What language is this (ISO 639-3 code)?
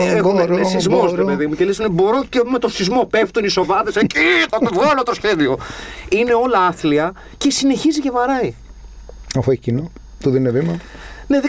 ell